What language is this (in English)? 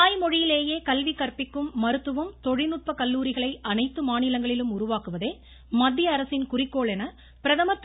Tamil